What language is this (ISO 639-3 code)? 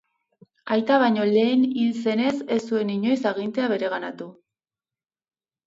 eus